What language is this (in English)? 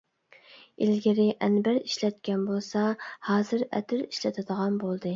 Uyghur